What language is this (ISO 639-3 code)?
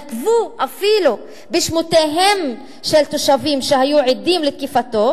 heb